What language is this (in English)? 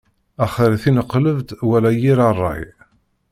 Kabyle